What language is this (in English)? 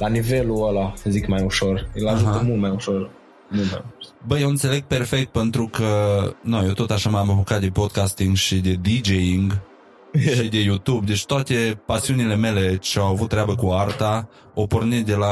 Romanian